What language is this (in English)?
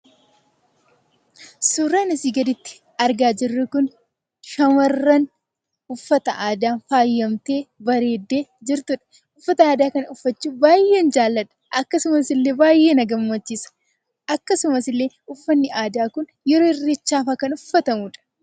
Oromo